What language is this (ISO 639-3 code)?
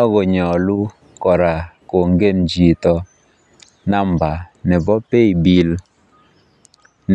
kln